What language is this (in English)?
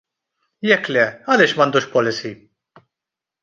Maltese